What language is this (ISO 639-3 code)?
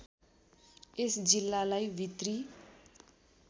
nep